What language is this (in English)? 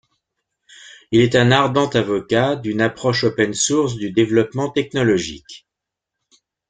French